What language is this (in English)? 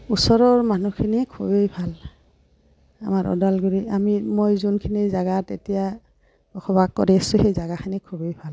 Assamese